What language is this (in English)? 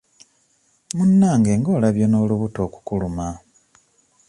Ganda